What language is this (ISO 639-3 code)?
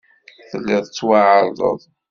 kab